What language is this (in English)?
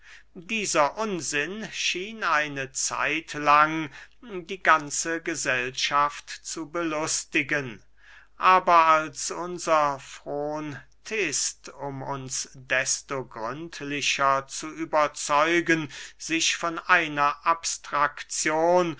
German